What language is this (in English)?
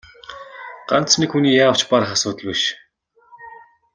Mongolian